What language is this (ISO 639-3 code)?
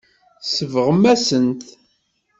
kab